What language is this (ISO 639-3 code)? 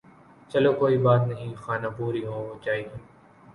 urd